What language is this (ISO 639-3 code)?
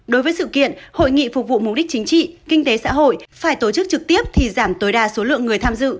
vie